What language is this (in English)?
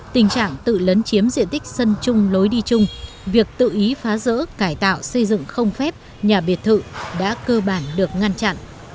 Vietnamese